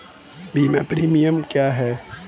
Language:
Hindi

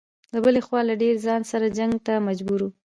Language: Pashto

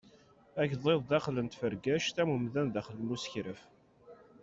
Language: Kabyle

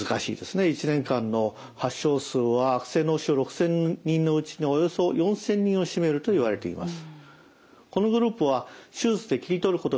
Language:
Japanese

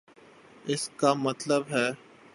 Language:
Urdu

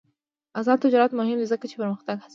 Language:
Pashto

